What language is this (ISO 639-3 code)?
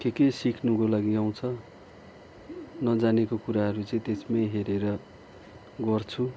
nep